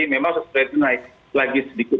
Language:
Indonesian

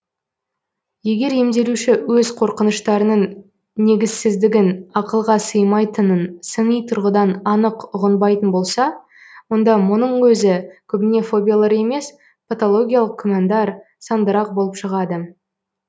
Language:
Kazakh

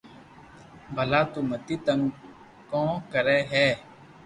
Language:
Loarki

